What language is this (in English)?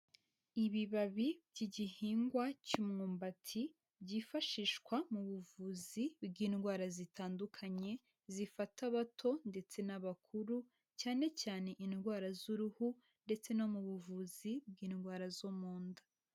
Kinyarwanda